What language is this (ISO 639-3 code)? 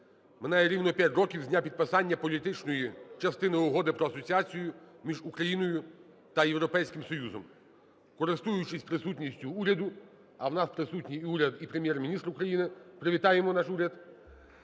ukr